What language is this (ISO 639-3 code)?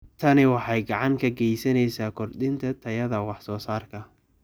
som